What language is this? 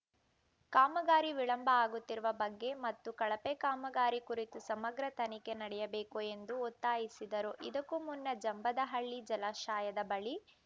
Kannada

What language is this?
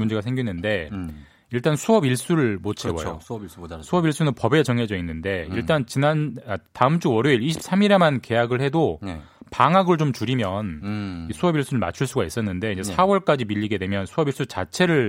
Korean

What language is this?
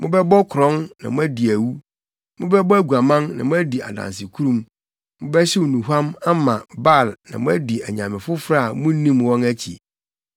Akan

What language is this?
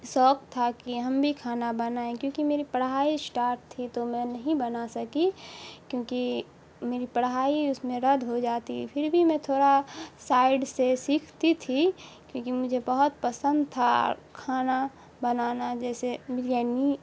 Urdu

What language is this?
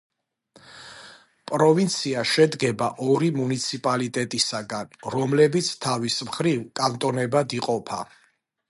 Georgian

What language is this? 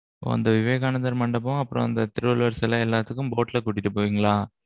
Tamil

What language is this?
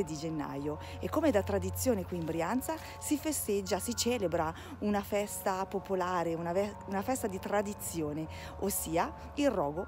Italian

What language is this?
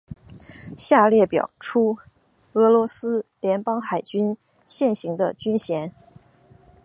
Chinese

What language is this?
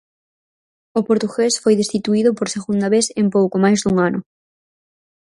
Galician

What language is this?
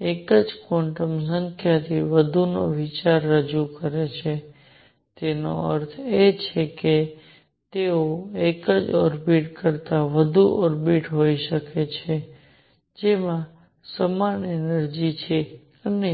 Gujarati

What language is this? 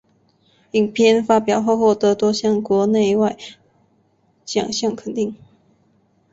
Chinese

